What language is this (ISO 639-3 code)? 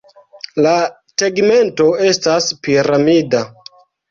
epo